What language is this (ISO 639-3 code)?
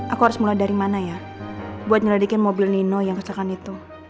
ind